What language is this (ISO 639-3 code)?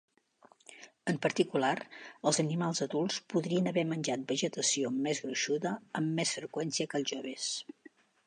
cat